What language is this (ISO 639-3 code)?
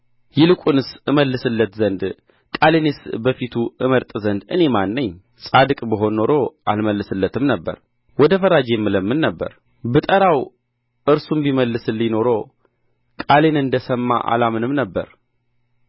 amh